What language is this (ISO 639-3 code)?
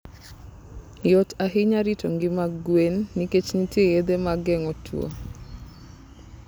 luo